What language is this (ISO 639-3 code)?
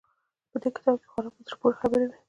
pus